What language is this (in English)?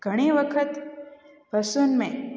Sindhi